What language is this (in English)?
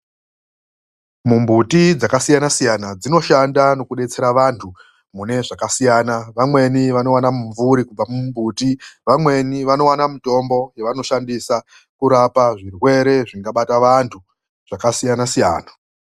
Ndau